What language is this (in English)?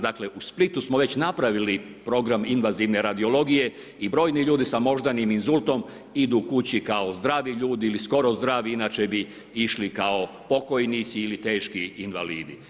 Croatian